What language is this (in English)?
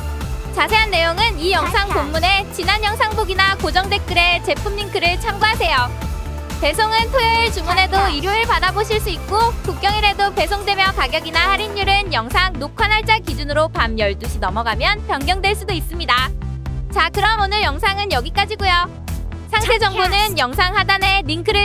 Korean